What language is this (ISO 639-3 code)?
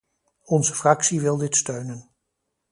nld